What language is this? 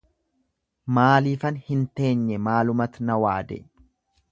Oromo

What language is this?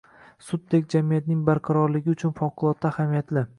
Uzbek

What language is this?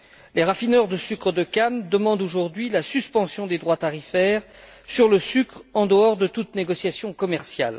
French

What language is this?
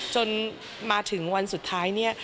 Thai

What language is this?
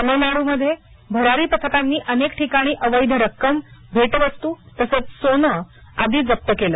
Marathi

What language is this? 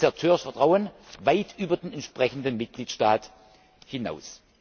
German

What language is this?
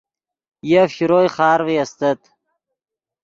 Yidgha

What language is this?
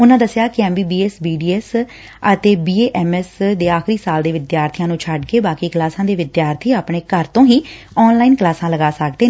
Punjabi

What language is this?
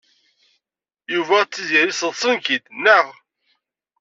Kabyle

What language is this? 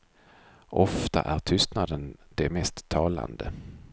Swedish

